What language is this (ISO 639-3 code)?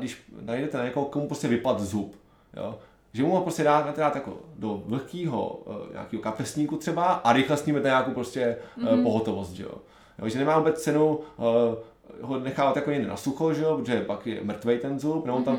ces